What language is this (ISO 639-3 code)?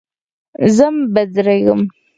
pus